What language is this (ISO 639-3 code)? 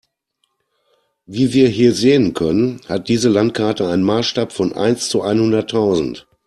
deu